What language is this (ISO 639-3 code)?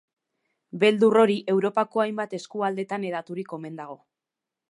eus